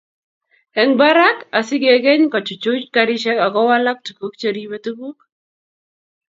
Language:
Kalenjin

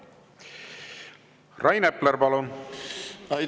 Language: Estonian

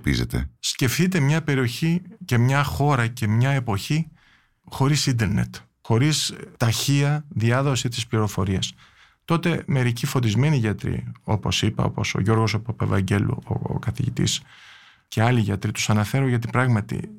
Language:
Greek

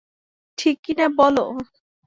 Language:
Bangla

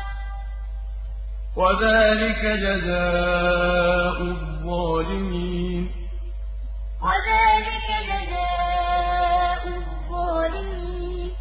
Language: Arabic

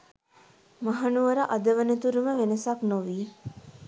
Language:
Sinhala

